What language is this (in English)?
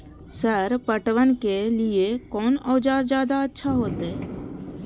Maithili